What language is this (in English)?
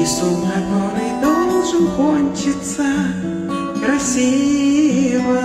Russian